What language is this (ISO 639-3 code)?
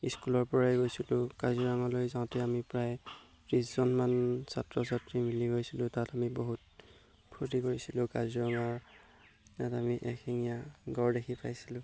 asm